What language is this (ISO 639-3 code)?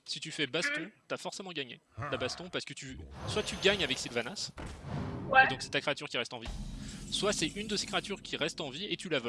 fra